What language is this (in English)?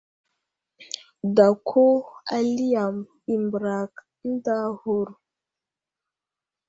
Wuzlam